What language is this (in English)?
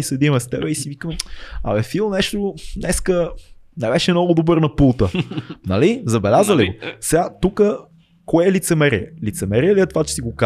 Bulgarian